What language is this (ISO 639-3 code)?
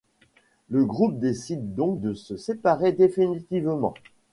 fra